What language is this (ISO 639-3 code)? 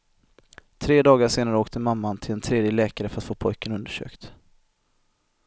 swe